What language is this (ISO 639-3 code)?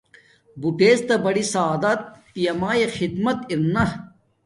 dmk